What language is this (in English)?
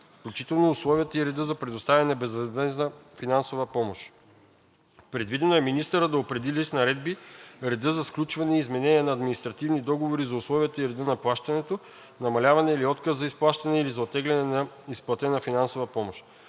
Bulgarian